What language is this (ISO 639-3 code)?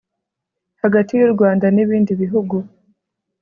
kin